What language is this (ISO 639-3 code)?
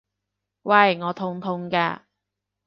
yue